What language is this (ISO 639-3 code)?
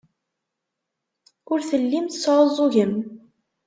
kab